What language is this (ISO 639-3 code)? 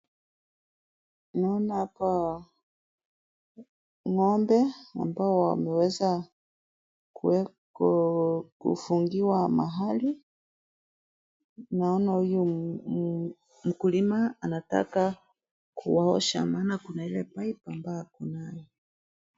swa